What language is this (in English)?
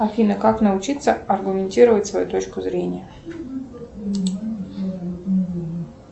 Russian